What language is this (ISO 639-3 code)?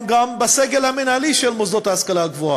heb